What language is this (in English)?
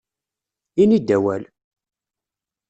Kabyle